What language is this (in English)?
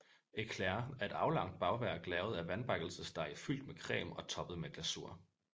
Danish